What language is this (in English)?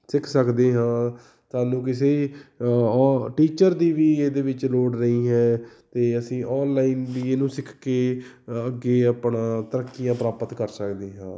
Punjabi